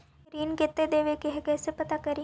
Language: Magahi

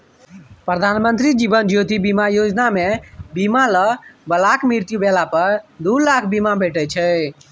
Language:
Maithili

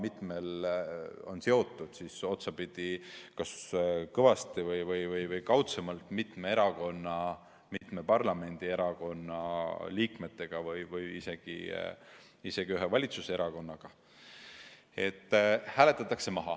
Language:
Estonian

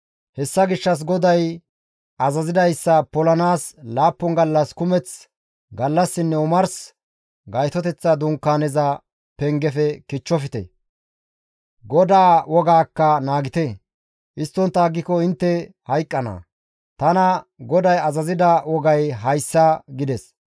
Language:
Gamo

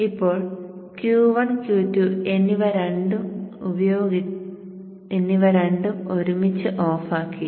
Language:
Malayalam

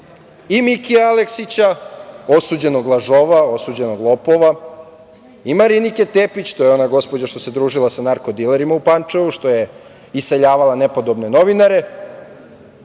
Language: Serbian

